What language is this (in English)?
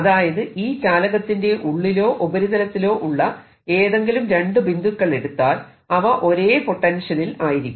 Malayalam